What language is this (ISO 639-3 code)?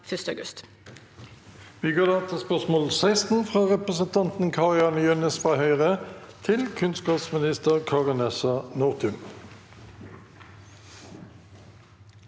nor